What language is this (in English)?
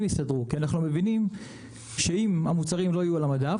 Hebrew